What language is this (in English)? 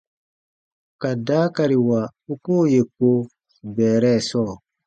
Baatonum